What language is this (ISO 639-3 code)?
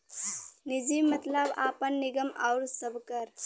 bho